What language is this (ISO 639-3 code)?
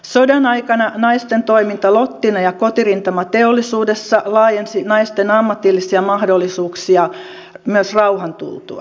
fin